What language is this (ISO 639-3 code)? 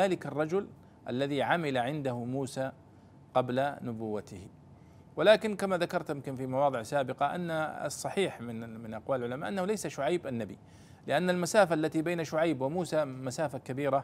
ara